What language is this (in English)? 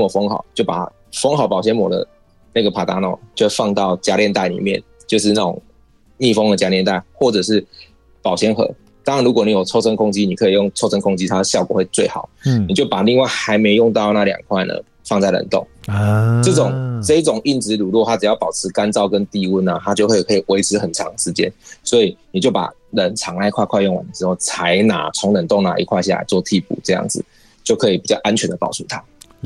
Chinese